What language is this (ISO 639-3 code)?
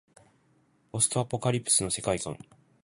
jpn